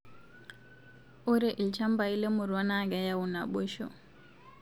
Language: Masai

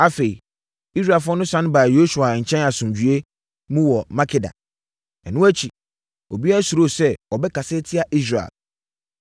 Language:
Akan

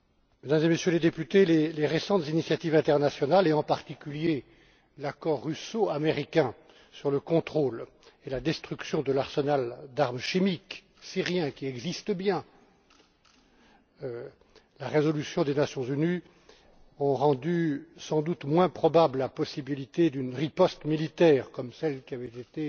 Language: French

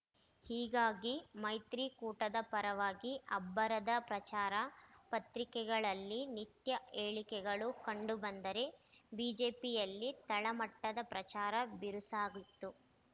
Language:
Kannada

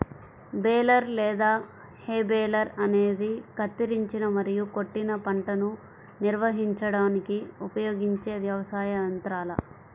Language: Telugu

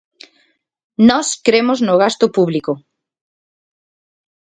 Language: Galician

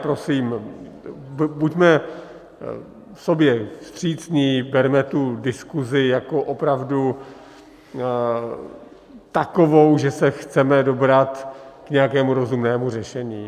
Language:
Czech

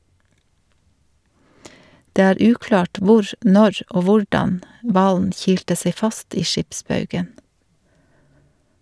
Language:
Norwegian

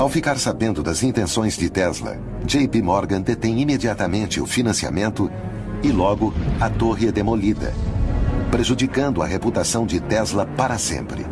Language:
Portuguese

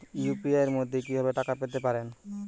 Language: Bangla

